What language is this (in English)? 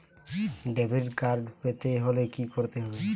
Bangla